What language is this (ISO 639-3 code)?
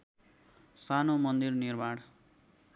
nep